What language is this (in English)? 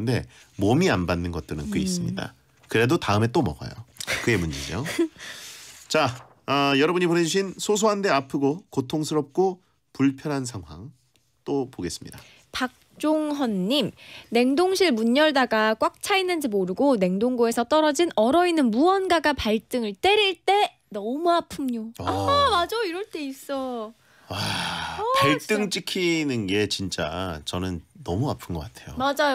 Korean